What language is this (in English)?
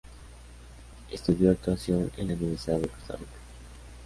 Spanish